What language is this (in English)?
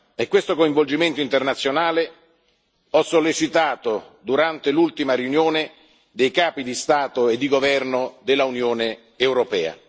Italian